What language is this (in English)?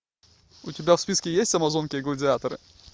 Russian